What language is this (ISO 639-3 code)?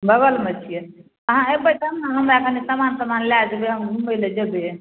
mai